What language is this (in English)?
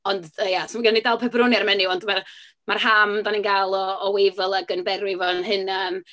Welsh